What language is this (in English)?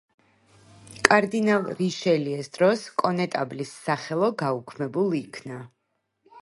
Georgian